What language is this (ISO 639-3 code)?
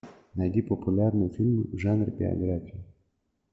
rus